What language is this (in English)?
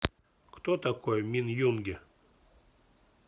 Russian